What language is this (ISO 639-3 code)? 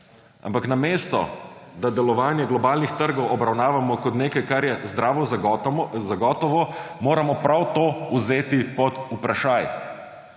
slv